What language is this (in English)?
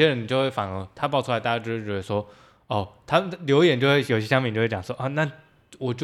Chinese